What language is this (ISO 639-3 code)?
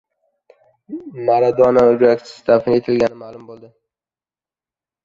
uzb